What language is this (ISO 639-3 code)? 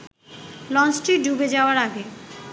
ben